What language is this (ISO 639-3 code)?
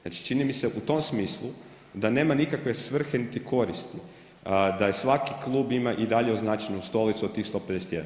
hrv